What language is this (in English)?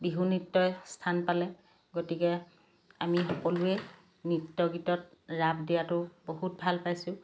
Assamese